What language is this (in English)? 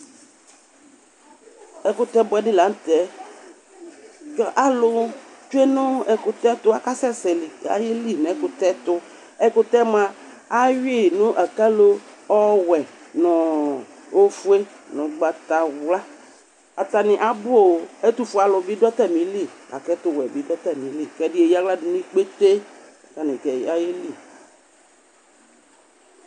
Ikposo